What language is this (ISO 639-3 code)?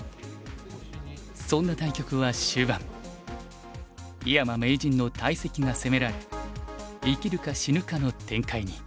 jpn